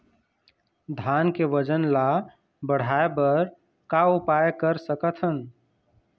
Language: Chhattisgarhi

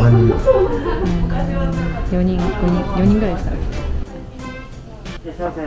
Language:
Japanese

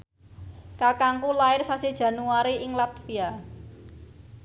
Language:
Javanese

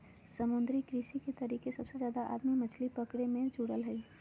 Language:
Magahi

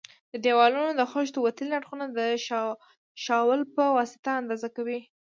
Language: Pashto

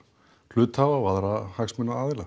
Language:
Icelandic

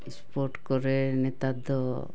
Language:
Santali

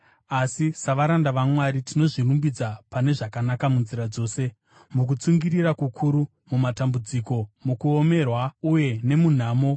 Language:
Shona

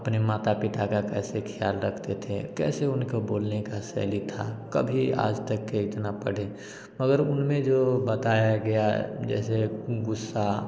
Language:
Hindi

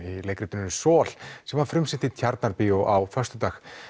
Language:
Icelandic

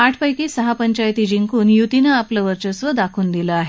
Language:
Marathi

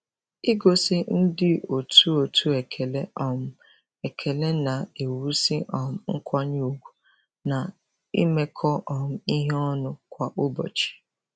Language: Igbo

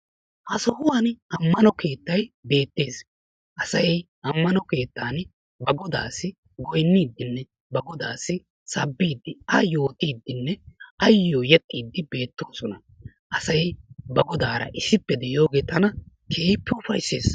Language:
Wolaytta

